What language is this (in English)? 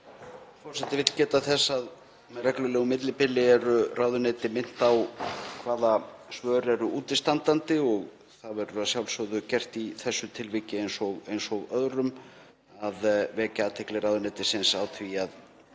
Icelandic